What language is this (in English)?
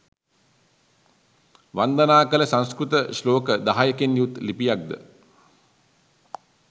Sinhala